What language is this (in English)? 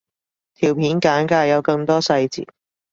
Cantonese